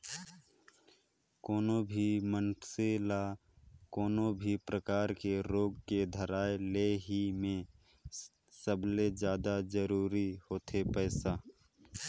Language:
Chhattisgarhi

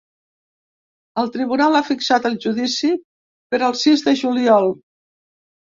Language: Catalan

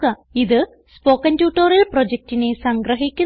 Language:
Malayalam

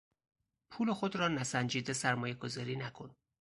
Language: Persian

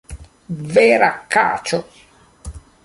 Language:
Esperanto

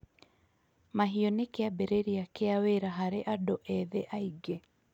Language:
Kikuyu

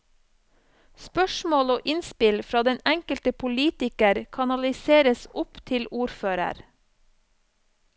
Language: Norwegian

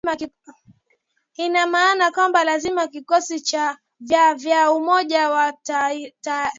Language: Swahili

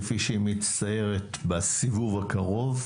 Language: Hebrew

